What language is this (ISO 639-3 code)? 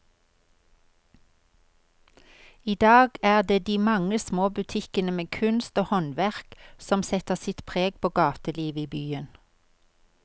nor